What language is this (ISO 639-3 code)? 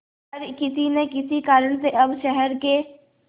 hin